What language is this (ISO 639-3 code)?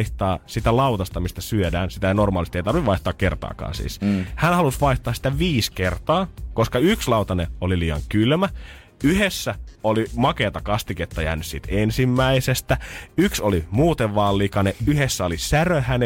fin